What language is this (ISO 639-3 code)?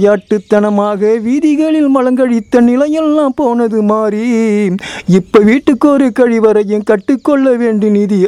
tam